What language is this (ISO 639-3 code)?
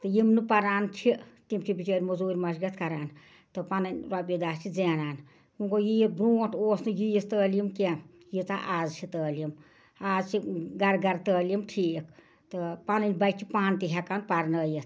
kas